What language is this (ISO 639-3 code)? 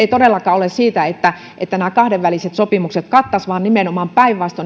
fin